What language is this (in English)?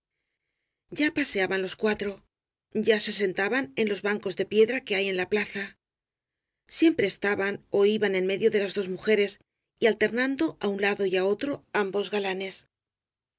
Spanish